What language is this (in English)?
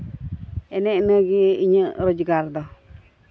Santali